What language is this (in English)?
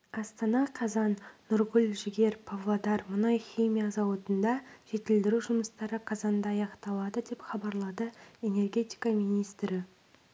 Kazakh